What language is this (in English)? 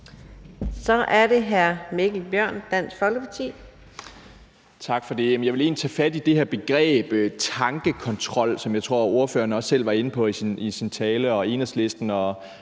Danish